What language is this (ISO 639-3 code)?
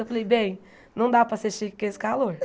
por